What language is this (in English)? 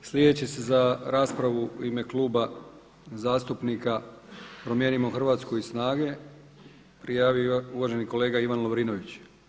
Croatian